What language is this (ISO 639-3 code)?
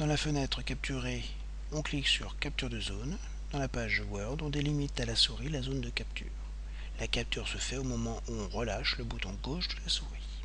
fra